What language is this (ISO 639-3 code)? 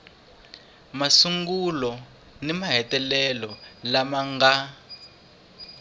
tso